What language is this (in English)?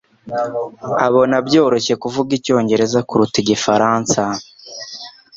Kinyarwanda